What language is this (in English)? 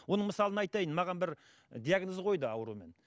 Kazakh